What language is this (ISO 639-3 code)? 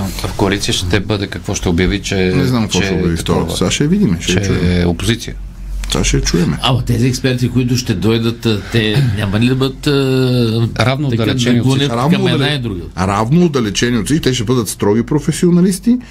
bul